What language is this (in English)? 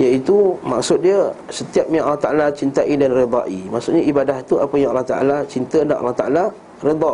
Malay